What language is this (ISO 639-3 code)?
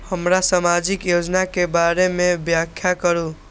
mai